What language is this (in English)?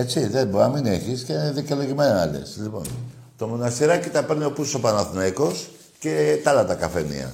Greek